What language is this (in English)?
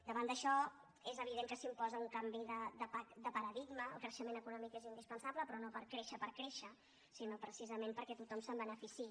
Catalan